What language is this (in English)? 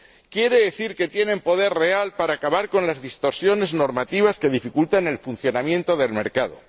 Spanish